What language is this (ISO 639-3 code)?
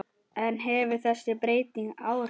isl